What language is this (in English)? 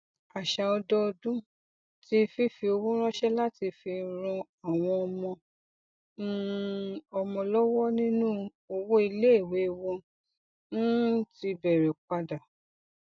Yoruba